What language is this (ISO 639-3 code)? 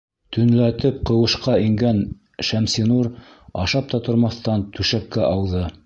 bak